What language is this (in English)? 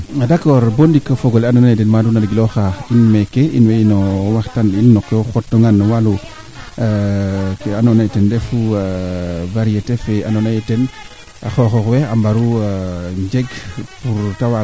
Serer